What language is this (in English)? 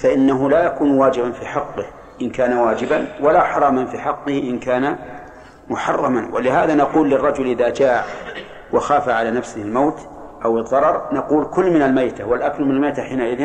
Arabic